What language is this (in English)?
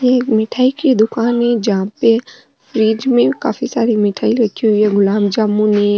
Rajasthani